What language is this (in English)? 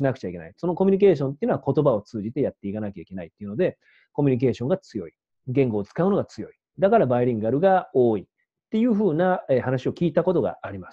Japanese